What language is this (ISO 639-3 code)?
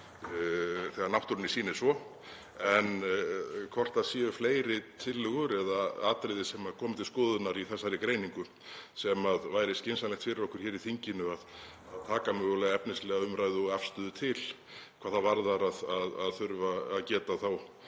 isl